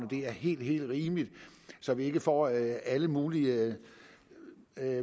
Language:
Danish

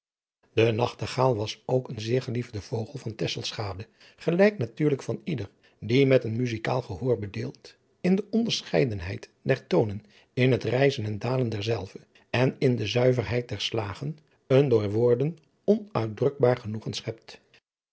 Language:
Dutch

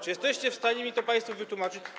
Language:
Polish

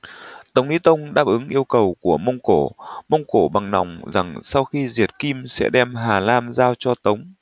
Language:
Vietnamese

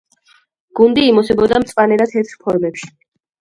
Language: Georgian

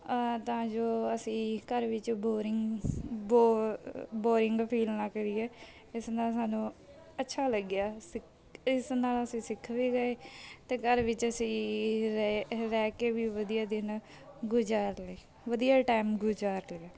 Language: Punjabi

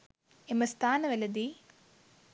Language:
Sinhala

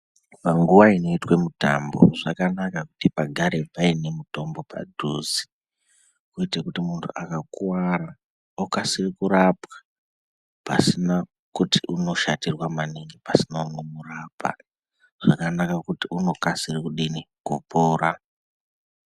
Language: Ndau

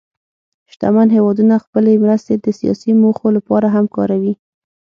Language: Pashto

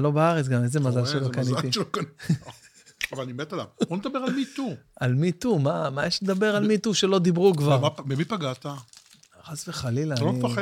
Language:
Hebrew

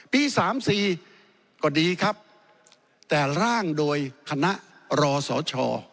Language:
Thai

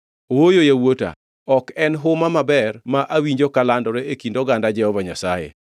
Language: Luo (Kenya and Tanzania)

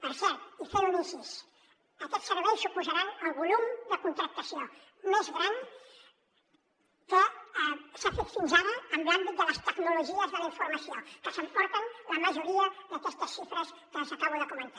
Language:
Catalan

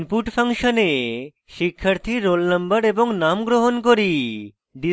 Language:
Bangla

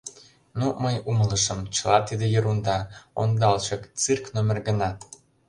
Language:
Mari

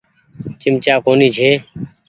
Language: Goaria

